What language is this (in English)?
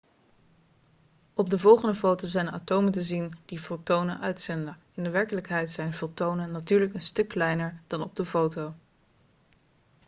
Dutch